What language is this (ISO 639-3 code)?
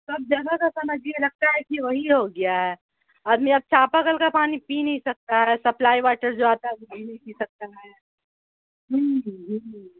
urd